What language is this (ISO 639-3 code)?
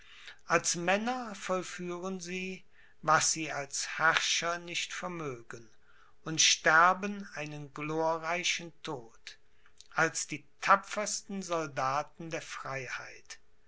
deu